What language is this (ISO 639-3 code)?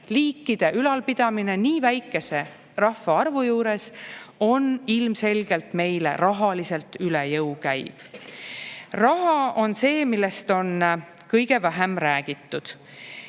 est